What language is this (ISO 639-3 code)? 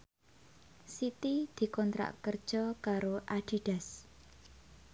jav